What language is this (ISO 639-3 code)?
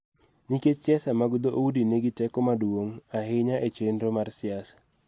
luo